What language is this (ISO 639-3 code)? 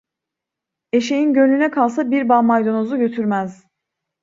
tur